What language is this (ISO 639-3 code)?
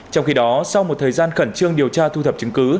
vie